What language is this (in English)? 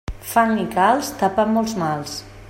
Catalan